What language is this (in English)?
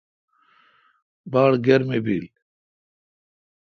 Kalkoti